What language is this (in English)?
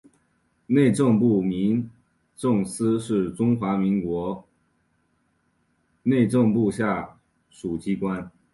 Chinese